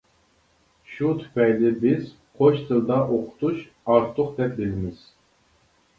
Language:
Uyghur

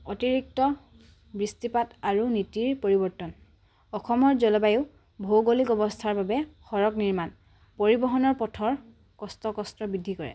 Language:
Assamese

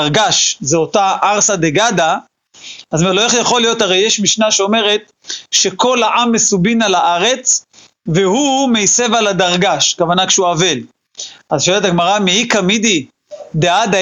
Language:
Hebrew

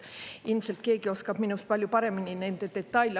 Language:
Estonian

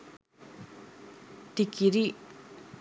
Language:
Sinhala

